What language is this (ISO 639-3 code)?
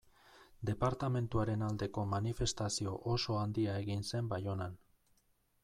eus